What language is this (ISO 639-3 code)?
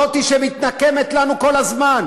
heb